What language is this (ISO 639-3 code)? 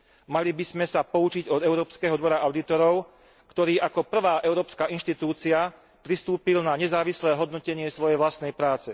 slk